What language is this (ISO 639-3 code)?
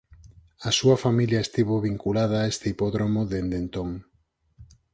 glg